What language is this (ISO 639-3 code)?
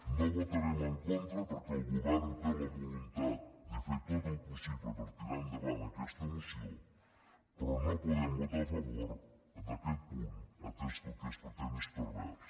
cat